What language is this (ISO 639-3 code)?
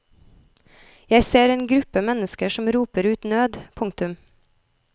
nor